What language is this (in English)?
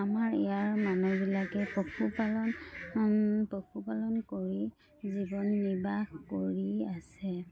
Assamese